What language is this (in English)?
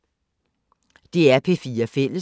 Danish